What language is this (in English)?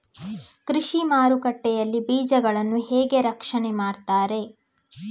Kannada